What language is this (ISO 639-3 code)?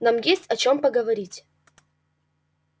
rus